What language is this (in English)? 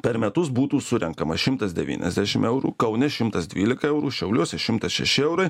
Lithuanian